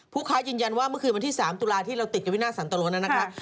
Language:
Thai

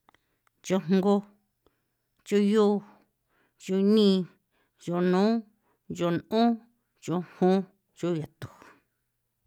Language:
San Felipe Otlaltepec Popoloca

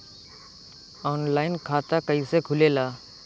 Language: Bhojpuri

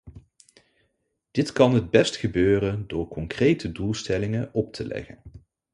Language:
Dutch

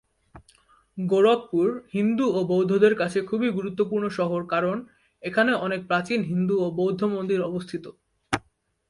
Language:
Bangla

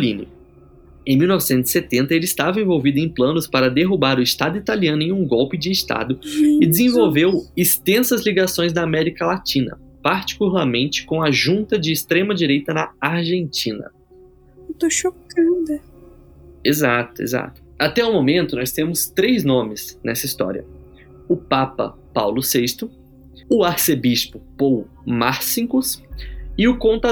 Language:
Portuguese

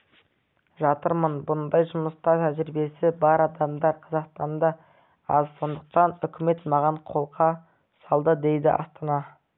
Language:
Kazakh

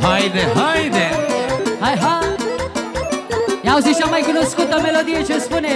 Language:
Romanian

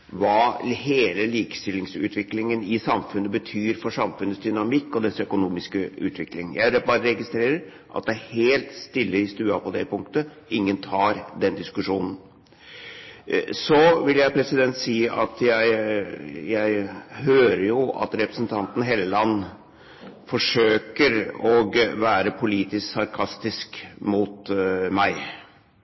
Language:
Norwegian Bokmål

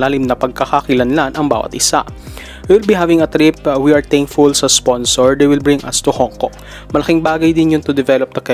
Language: Filipino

